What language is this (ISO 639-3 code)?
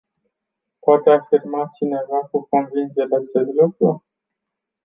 ron